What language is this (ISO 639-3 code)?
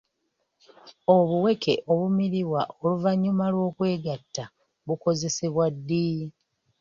lug